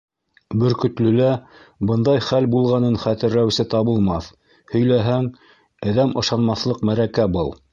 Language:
Bashkir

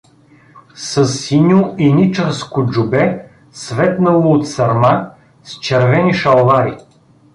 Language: Bulgarian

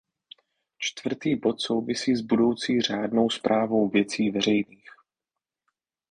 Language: Czech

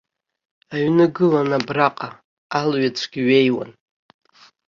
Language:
Abkhazian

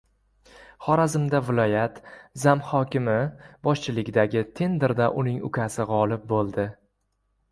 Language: Uzbek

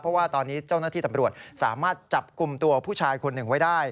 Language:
Thai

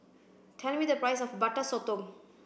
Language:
English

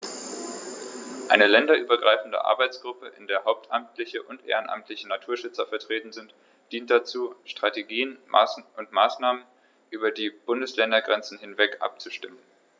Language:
German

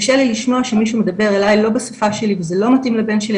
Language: Hebrew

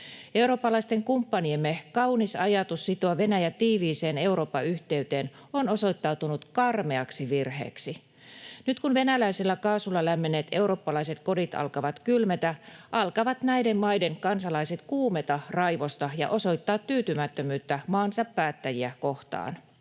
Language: Finnish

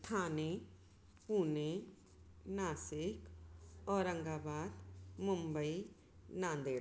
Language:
Sindhi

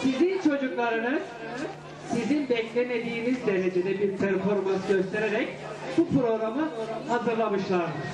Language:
Turkish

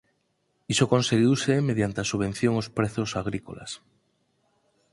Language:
Galician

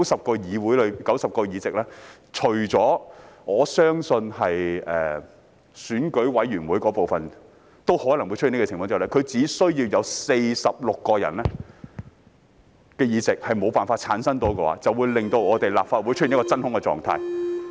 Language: Cantonese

